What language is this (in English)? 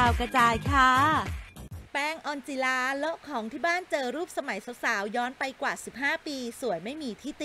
Thai